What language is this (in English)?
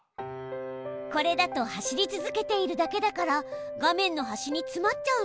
Japanese